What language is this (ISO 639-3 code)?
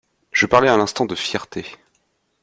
fra